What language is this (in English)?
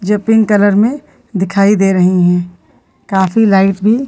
Hindi